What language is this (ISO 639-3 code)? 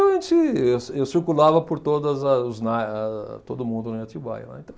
por